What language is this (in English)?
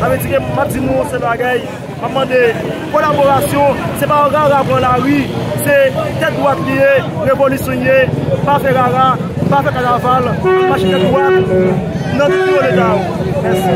French